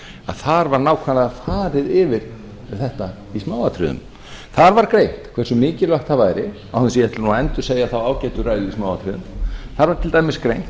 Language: Icelandic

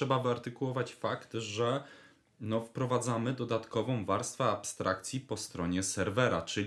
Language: Polish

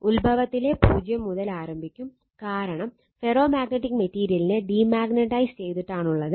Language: Malayalam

